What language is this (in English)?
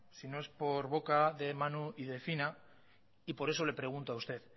Spanish